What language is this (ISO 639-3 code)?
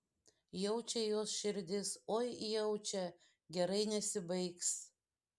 lit